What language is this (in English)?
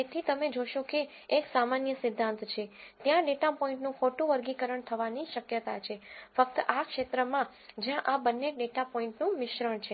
Gujarati